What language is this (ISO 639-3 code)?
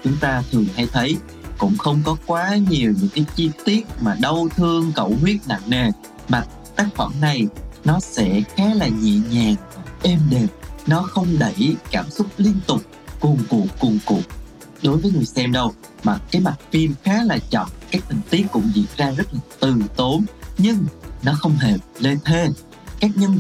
vie